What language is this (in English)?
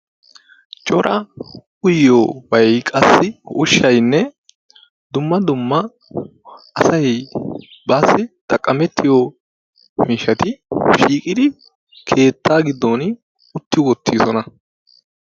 Wolaytta